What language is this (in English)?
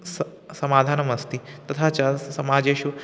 Sanskrit